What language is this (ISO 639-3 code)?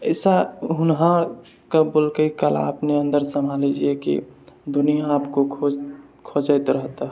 mai